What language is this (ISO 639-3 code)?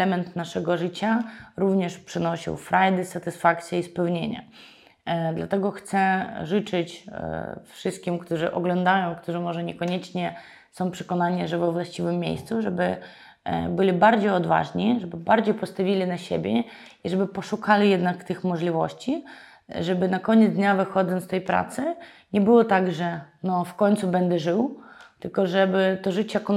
pol